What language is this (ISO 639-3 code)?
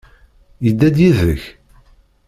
kab